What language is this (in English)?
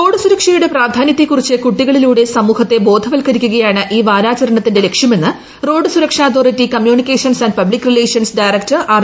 Malayalam